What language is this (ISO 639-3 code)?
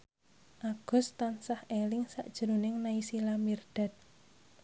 jav